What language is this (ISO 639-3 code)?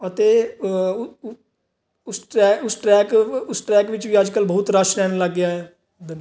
pan